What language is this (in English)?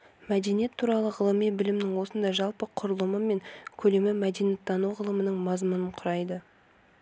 Kazakh